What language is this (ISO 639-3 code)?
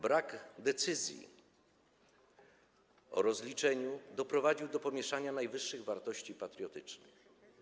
pol